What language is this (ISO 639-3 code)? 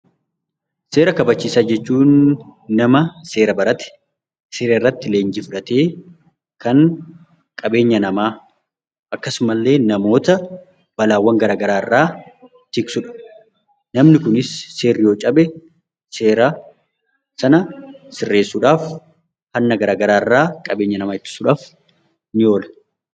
orm